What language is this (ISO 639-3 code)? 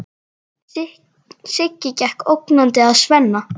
isl